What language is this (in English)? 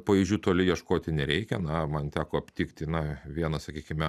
Lithuanian